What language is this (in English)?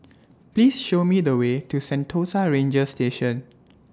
English